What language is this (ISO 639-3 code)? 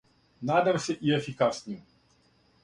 srp